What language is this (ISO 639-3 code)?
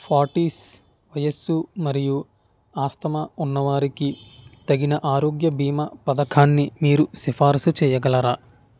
tel